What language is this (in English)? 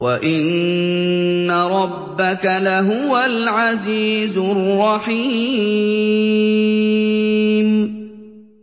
Arabic